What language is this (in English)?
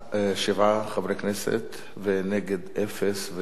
Hebrew